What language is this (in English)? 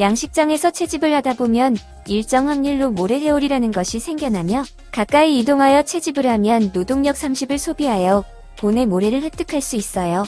Korean